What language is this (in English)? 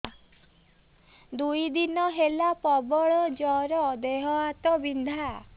Odia